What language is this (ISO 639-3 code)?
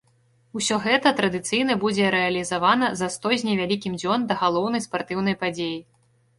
bel